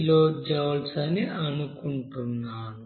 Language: Telugu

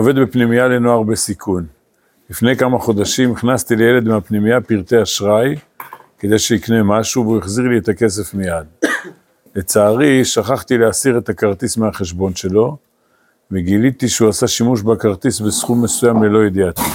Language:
Hebrew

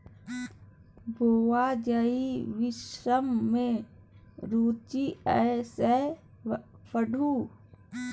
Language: Maithili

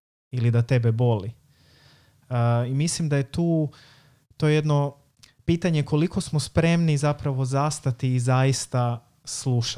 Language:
Croatian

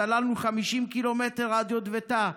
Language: Hebrew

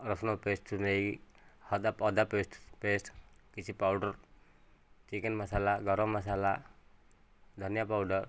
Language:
Odia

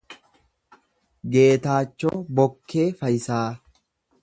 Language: Oromo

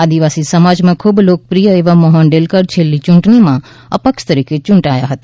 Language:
Gujarati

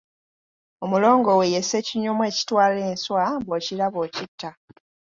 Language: Ganda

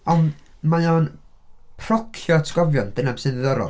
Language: Welsh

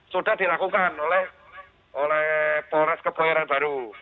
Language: Indonesian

